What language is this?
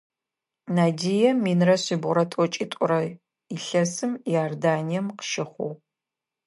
Adyghe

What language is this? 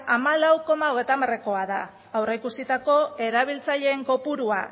Basque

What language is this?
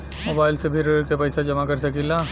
Bhojpuri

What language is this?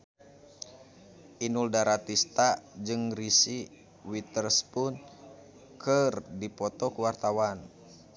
Sundanese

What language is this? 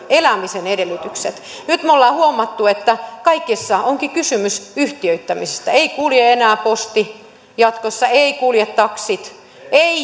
Finnish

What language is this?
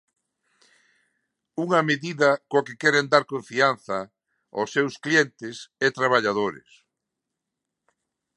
Galician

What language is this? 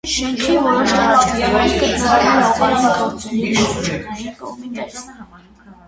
Armenian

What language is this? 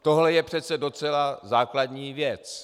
Czech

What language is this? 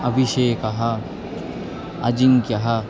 Sanskrit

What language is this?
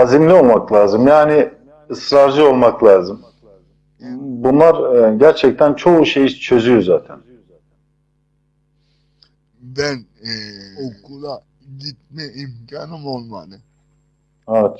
Turkish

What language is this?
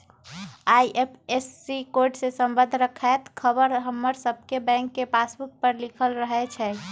Magahi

